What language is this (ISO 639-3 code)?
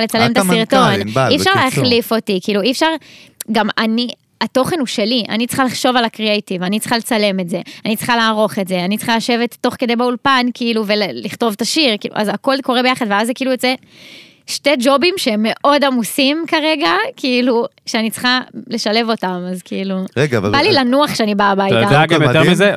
heb